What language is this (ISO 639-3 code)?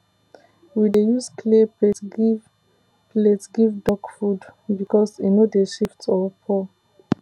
pcm